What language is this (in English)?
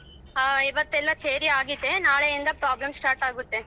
Kannada